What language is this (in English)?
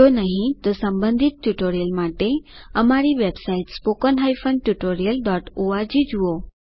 Gujarati